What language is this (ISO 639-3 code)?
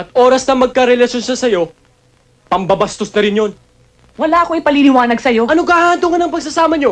fil